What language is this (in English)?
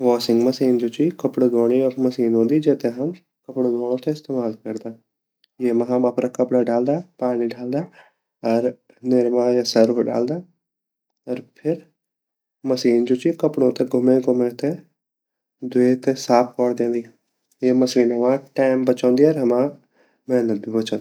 Garhwali